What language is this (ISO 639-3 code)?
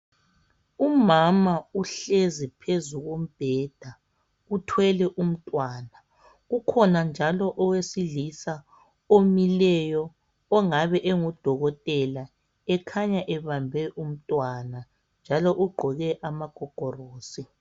nde